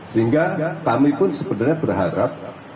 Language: Indonesian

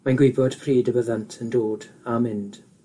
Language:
Welsh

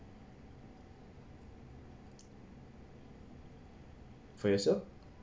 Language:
English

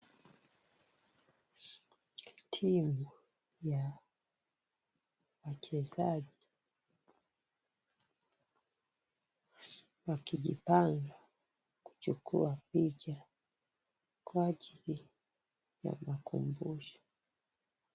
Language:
Swahili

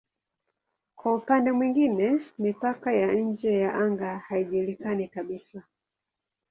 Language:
Swahili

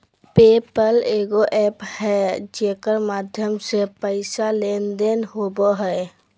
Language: Magahi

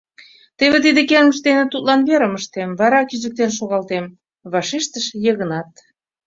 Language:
Mari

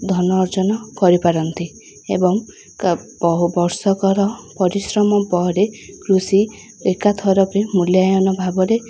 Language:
Odia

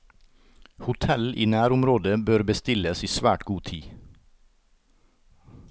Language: Norwegian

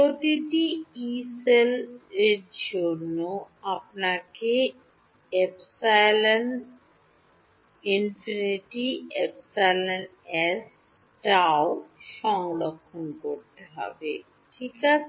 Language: Bangla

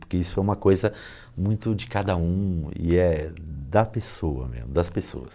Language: Portuguese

